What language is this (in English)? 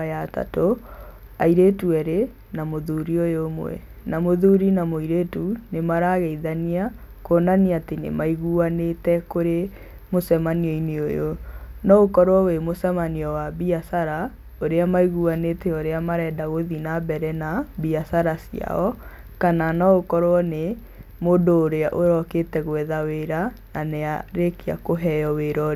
Kikuyu